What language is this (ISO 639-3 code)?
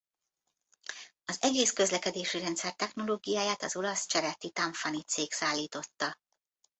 hun